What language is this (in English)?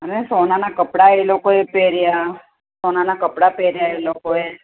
Gujarati